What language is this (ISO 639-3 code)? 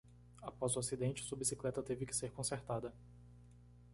por